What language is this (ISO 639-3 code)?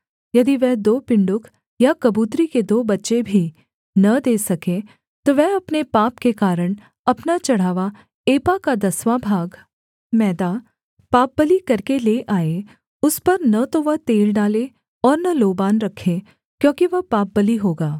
hin